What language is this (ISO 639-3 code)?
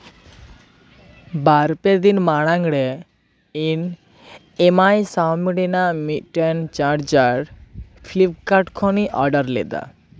sat